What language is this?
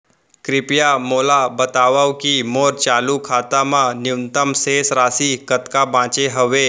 Chhattisgarhi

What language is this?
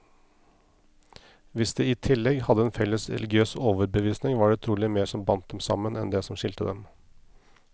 Norwegian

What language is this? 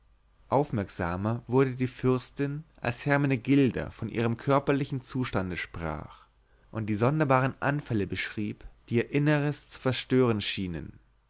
German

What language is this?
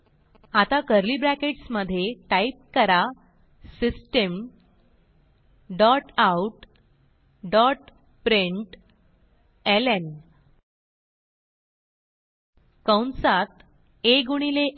Marathi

